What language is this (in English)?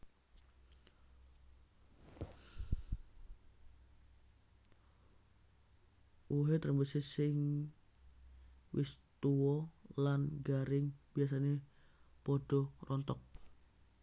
Javanese